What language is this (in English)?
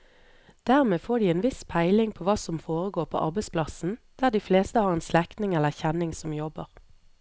Norwegian